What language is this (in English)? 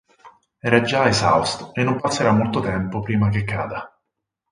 Italian